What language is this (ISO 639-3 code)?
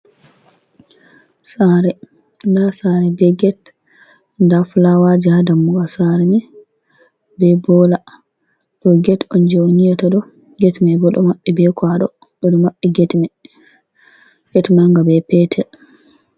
ful